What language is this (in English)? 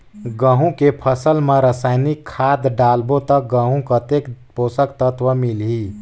Chhattisgarhi